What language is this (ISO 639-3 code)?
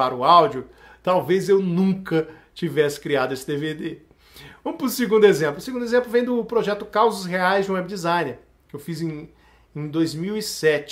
por